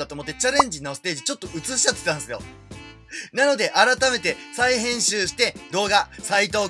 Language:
Japanese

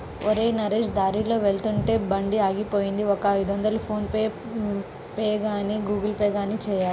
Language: Telugu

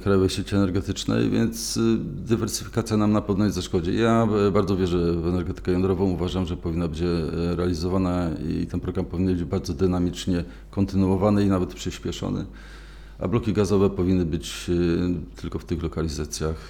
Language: Polish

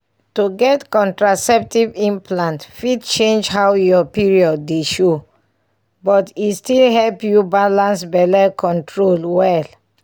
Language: Nigerian Pidgin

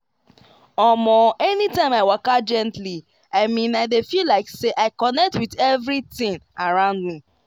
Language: Nigerian Pidgin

